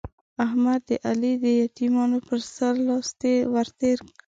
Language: Pashto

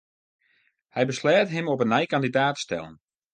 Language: Western Frisian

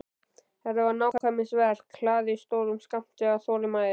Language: Icelandic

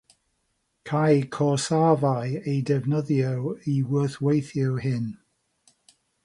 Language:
Welsh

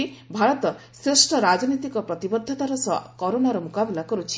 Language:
Odia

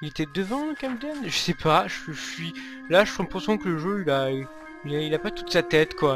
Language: French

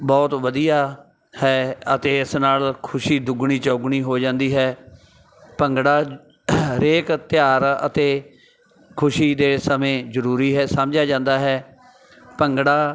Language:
Punjabi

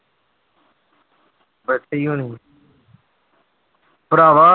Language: Punjabi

